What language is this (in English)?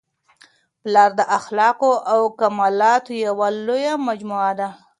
Pashto